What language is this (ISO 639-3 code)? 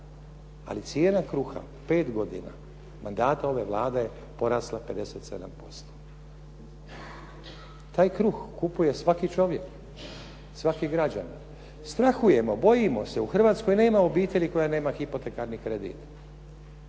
hrv